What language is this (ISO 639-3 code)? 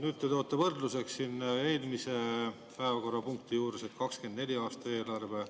est